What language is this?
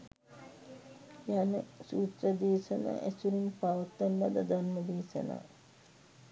Sinhala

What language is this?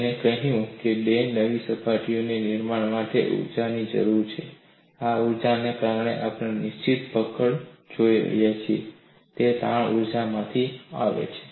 Gujarati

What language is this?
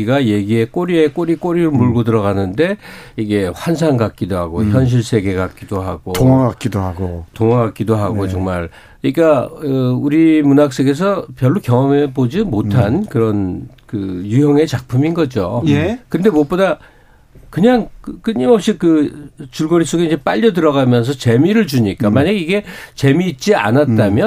Korean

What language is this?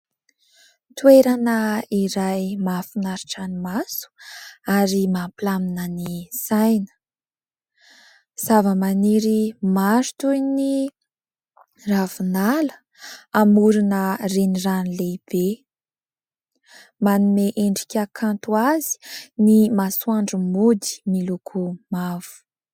Malagasy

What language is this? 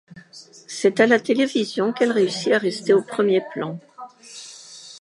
French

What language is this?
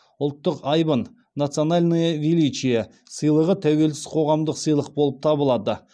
Kazakh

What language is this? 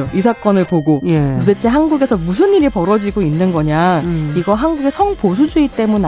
Korean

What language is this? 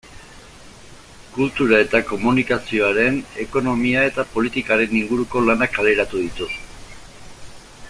Basque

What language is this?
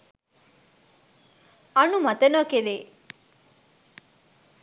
Sinhala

